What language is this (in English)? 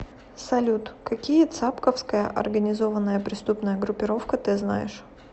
Russian